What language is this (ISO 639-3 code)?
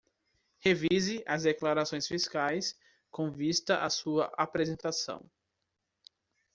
por